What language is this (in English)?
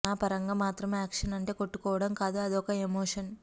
Telugu